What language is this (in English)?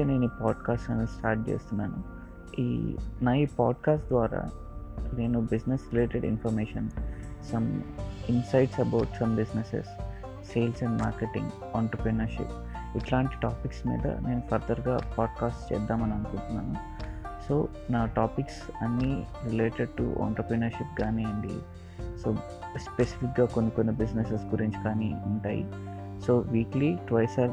Telugu